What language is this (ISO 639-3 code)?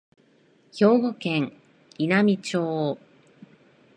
jpn